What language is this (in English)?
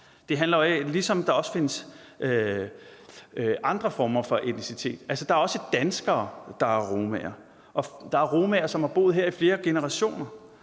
Danish